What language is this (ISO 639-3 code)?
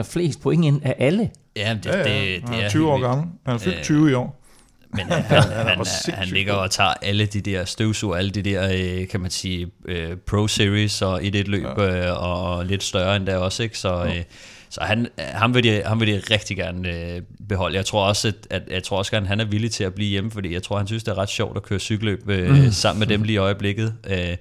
dan